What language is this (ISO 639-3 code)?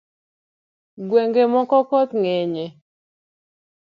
luo